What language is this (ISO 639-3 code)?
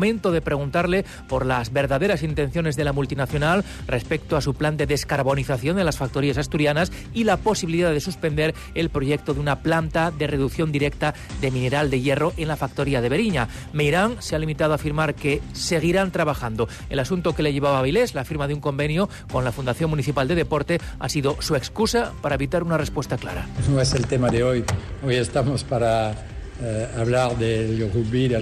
spa